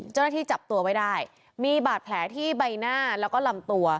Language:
Thai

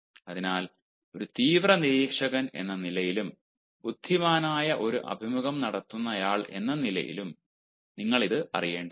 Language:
Malayalam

